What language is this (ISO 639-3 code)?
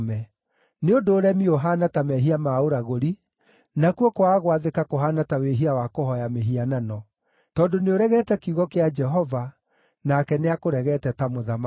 kik